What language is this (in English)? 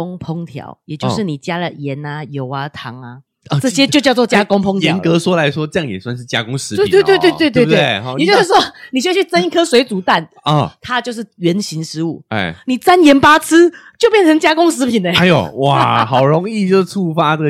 Chinese